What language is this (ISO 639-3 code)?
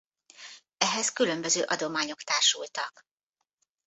hun